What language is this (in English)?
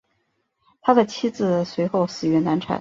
Chinese